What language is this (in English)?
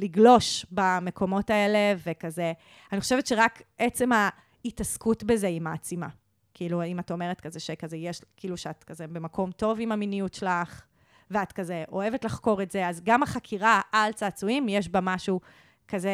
Hebrew